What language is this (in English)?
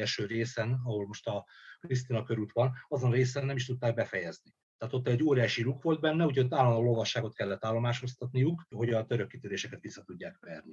Hungarian